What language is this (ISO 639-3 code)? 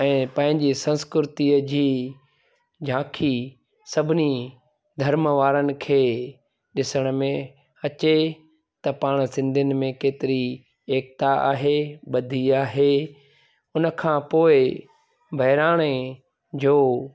snd